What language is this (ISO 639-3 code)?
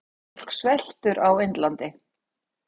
isl